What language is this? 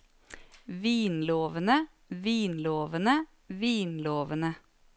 Norwegian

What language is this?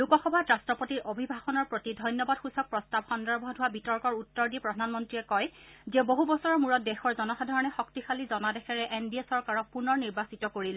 Assamese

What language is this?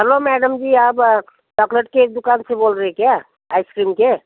Hindi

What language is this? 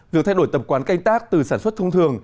Vietnamese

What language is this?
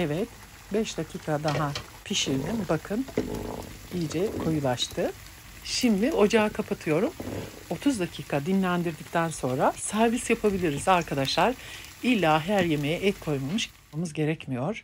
Turkish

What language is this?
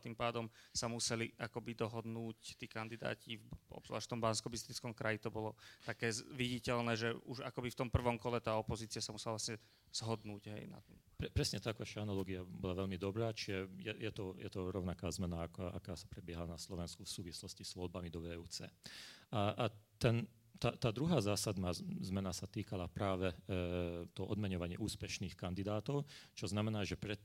Slovak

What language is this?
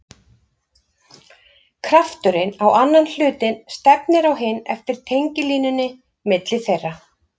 Icelandic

